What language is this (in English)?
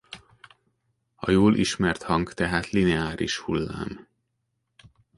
Hungarian